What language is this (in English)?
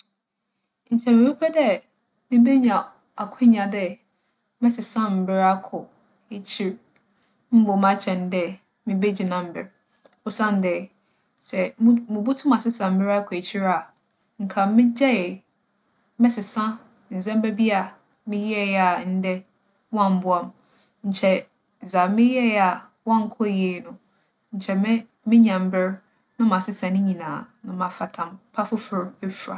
Akan